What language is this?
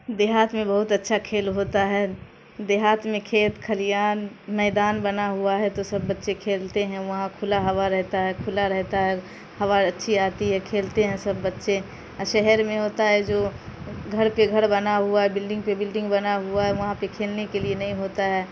Urdu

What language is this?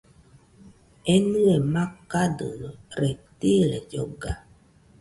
Nüpode Huitoto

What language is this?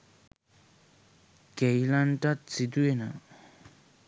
Sinhala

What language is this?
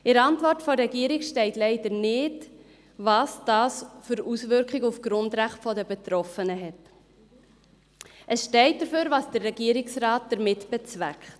Swiss German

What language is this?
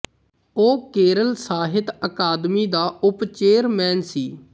Punjabi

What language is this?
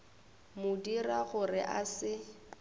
Northern Sotho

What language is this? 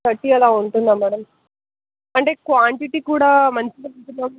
Telugu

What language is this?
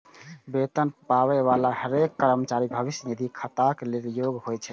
Maithili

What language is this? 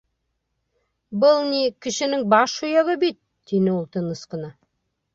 Bashkir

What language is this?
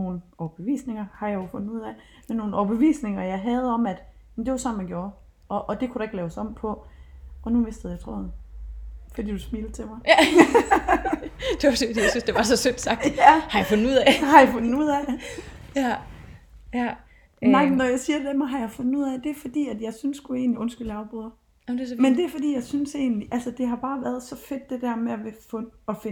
Danish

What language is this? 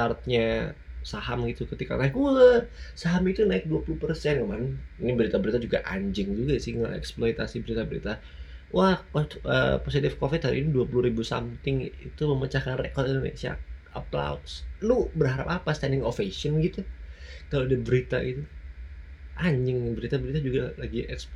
Indonesian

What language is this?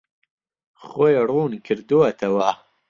Central Kurdish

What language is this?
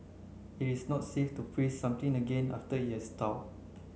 English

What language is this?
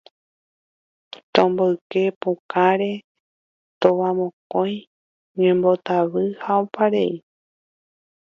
Guarani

